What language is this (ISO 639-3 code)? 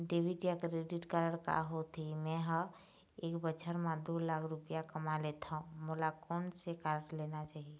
hne